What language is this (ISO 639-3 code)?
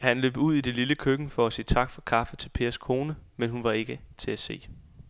dan